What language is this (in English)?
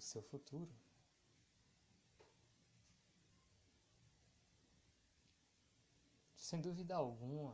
Portuguese